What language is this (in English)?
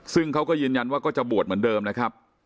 Thai